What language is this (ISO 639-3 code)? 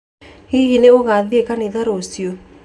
kik